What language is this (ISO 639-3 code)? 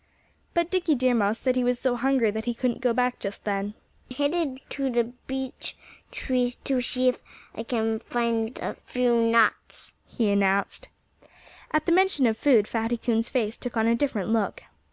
eng